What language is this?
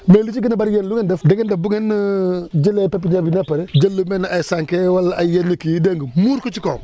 Wolof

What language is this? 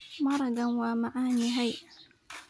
Somali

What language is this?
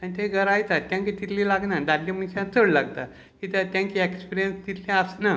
Konkani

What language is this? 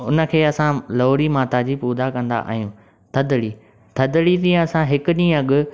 Sindhi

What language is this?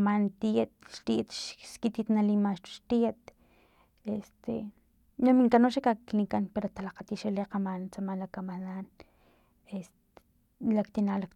Filomena Mata-Coahuitlán Totonac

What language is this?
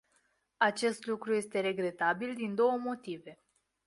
Romanian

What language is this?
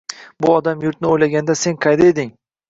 Uzbek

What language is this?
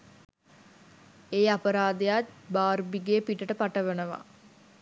Sinhala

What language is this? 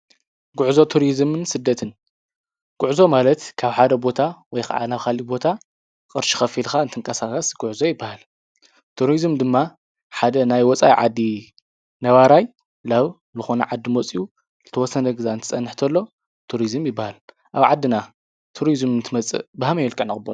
Tigrinya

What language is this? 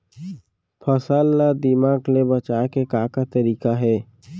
Chhattisgarhi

